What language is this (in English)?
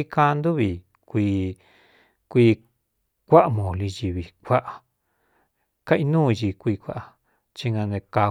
Cuyamecalco Mixtec